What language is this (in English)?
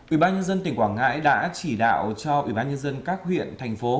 Vietnamese